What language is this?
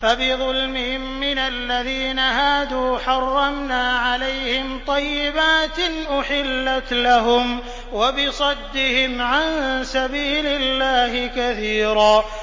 Arabic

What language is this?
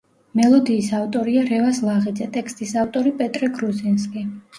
Georgian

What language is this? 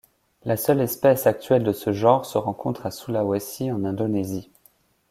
French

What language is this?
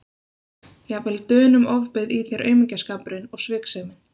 Icelandic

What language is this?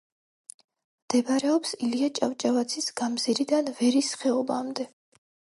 Georgian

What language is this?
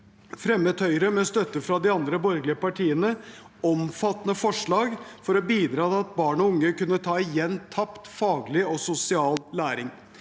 Norwegian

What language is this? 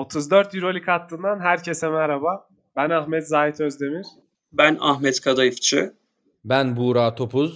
Turkish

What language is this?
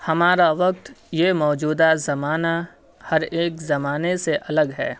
Urdu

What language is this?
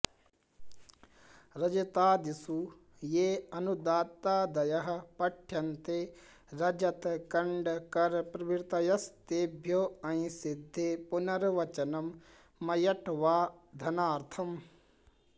Sanskrit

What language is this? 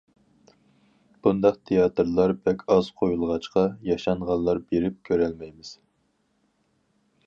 Uyghur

